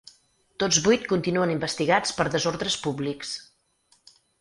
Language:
Catalan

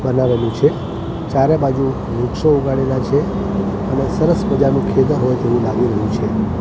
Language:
Gujarati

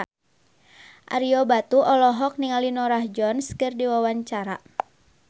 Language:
Sundanese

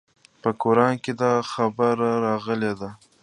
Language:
Pashto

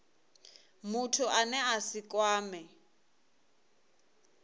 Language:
Venda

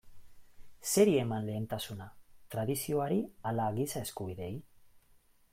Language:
Basque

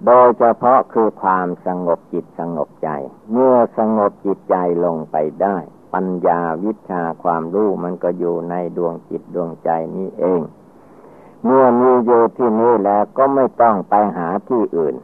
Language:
Thai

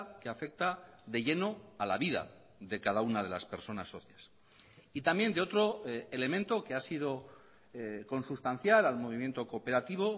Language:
Spanish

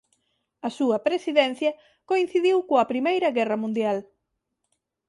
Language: Galician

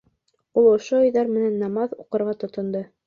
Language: Bashkir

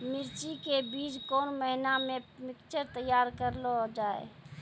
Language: Maithili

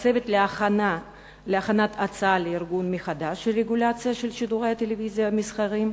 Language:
Hebrew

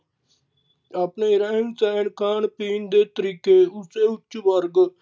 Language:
Punjabi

